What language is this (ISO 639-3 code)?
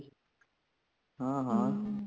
pan